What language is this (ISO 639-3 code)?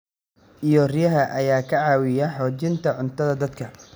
som